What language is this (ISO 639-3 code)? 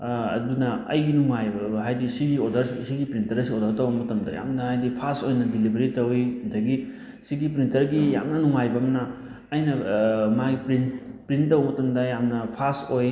mni